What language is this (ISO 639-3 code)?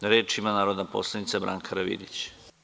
srp